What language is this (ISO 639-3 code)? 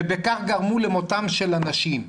heb